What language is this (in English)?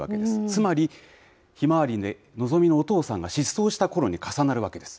Japanese